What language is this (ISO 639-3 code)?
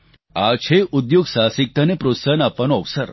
guj